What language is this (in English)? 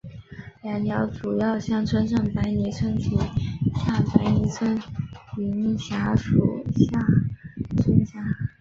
Chinese